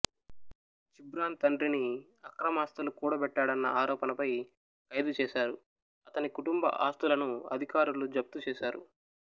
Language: Telugu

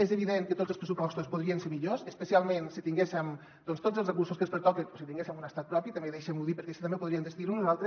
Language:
Catalan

